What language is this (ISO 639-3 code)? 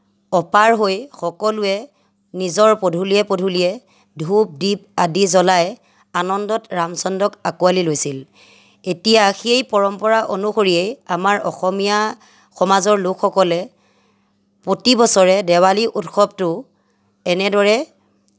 asm